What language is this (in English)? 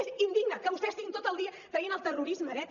Catalan